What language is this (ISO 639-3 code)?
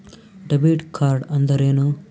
kan